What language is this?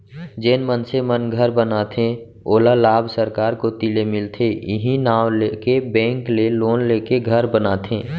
Chhattisgarhi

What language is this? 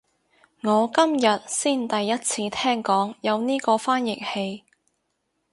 Cantonese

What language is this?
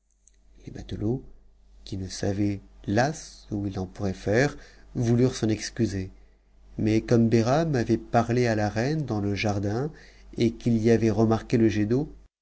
French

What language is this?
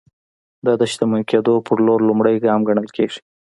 Pashto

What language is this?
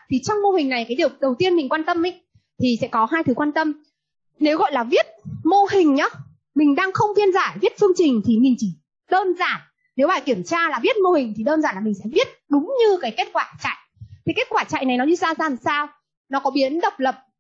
Vietnamese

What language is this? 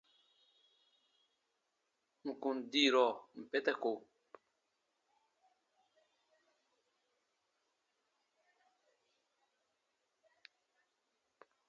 Baatonum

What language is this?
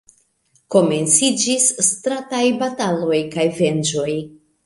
Esperanto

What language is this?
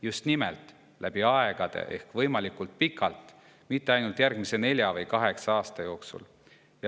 Estonian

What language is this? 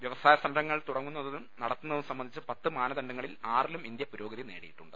Malayalam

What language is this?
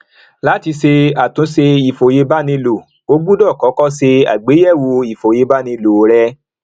Yoruba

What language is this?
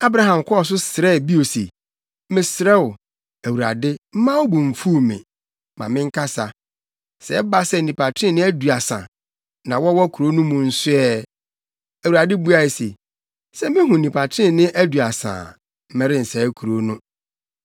Akan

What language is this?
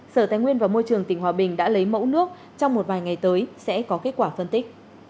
Vietnamese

